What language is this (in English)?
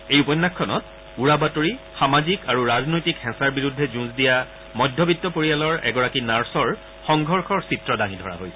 Assamese